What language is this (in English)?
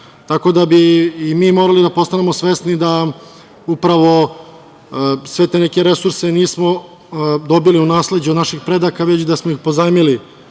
Serbian